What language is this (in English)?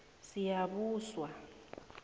South Ndebele